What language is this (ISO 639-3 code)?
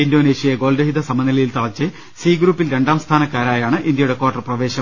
mal